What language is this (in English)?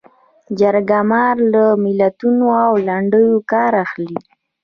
Pashto